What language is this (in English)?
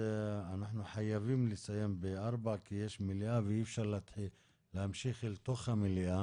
Hebrew